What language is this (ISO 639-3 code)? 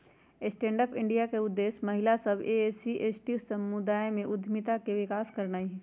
mag